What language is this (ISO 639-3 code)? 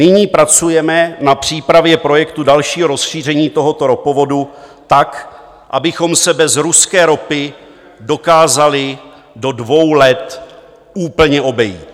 ces